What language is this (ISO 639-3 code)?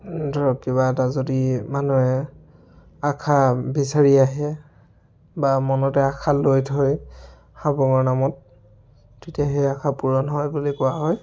asm